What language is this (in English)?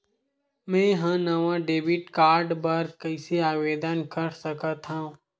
Chhattisgarhi